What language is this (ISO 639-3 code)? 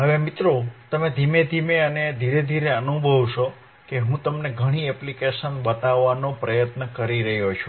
guj